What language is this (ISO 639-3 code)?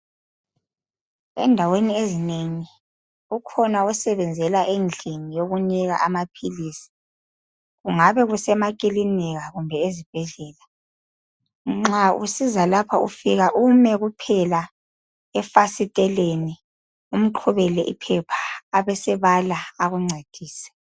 nde